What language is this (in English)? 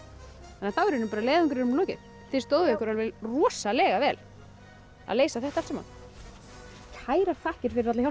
Icelandic